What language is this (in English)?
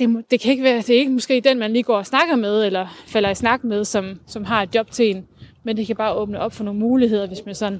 Danish